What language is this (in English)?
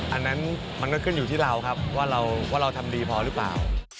Thai